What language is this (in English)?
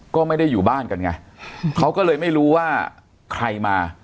Thai